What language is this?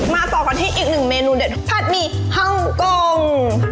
Thai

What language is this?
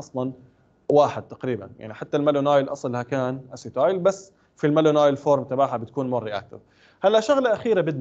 Arabic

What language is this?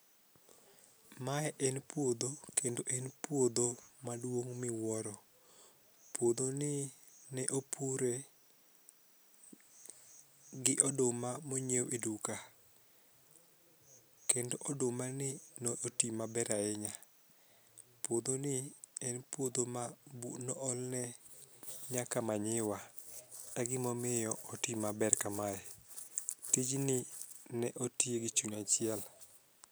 Luo (Kenya and Tanzania)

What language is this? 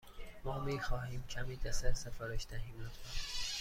Persian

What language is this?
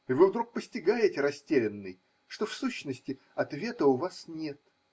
Russian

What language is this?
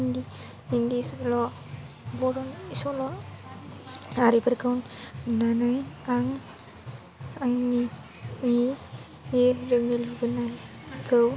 Bodo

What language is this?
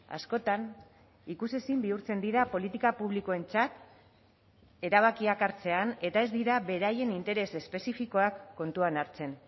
Basque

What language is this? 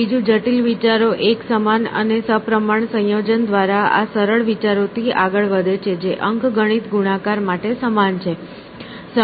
Gujarati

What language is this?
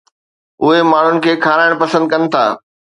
Sindhi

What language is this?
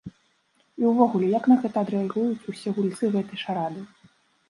Belarusian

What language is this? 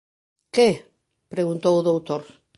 Galician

